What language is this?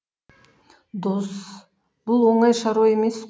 Kazakh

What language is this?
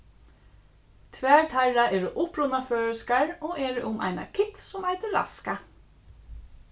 Faroese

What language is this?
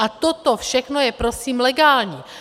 Czech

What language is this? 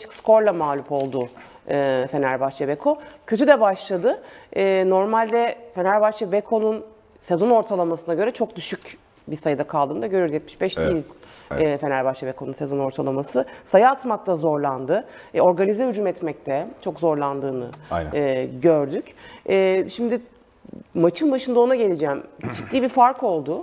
Turkish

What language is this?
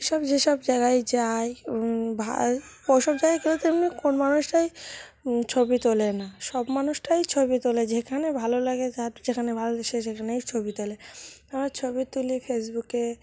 Bangla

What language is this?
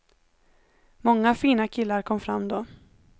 Swedish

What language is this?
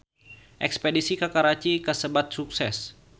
Sundanese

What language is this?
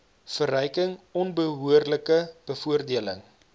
Afrikaans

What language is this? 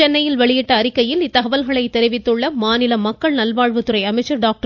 Tamil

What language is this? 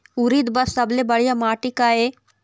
Chhattisgarhi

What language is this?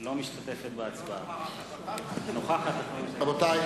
Hebrew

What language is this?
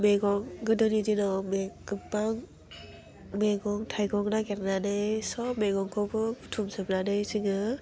Bodo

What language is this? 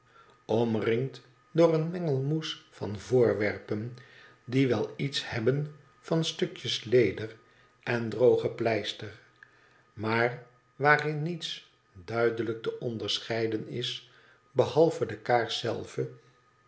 Dutch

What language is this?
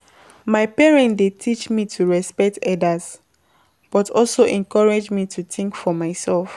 Nigerian Pidgin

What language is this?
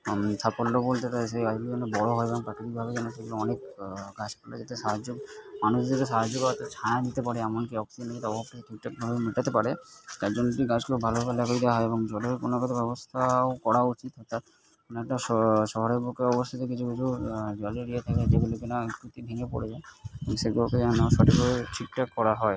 Bangla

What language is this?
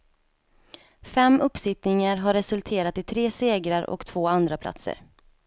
Swedish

